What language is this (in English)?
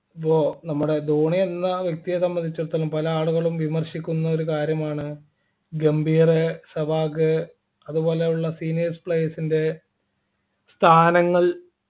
Malayalam